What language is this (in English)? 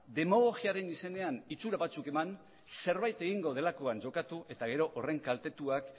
Basque